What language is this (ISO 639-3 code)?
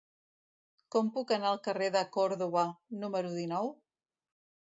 cat